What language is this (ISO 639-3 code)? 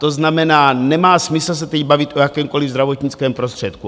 ces